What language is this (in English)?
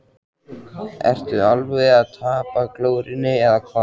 Icelandic